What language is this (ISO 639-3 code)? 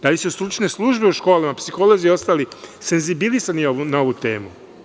srp